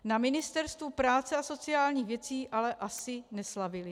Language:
Czech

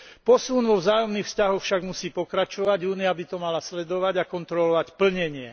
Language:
Slovak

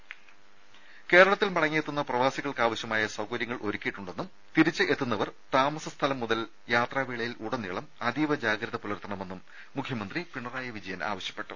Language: Malayalam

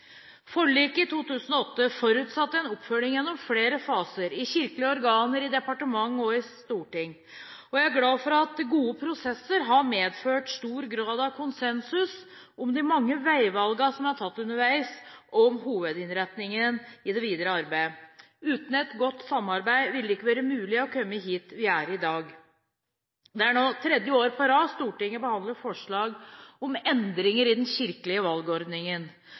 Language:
Norwegian Bokmål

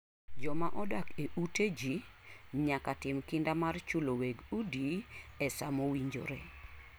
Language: Luo (Kenya and Tanzania)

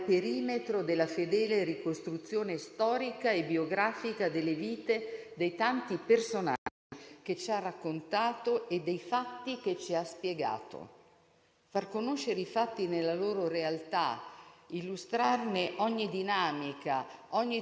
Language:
Italian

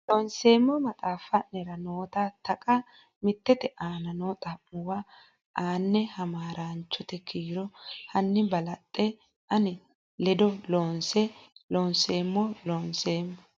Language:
Sidamo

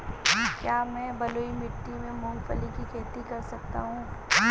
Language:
Hindi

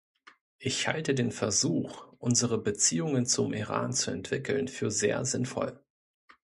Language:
German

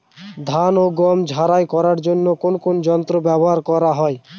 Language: Bangla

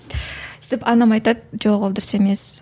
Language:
Kazakh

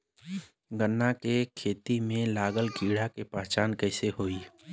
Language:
Bhojpuri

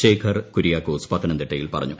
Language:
Malayalam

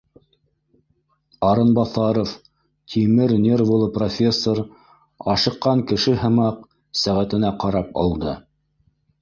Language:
Bashkir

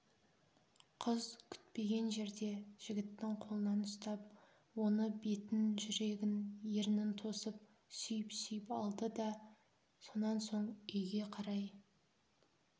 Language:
Kazakh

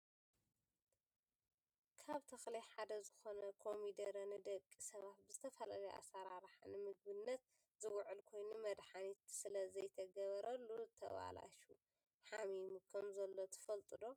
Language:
Tigrinya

